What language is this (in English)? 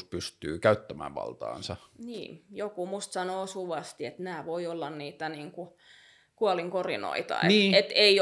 Finnish